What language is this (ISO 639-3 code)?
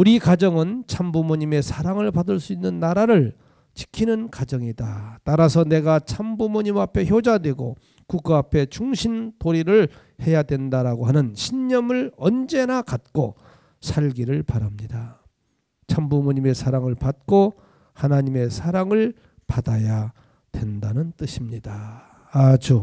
kor